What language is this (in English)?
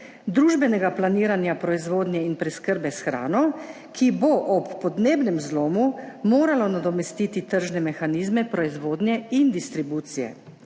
Slovenian